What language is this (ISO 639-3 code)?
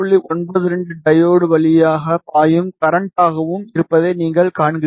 tam